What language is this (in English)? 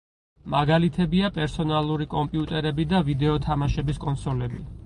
Georgian